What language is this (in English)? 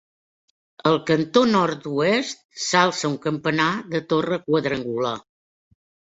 Catalan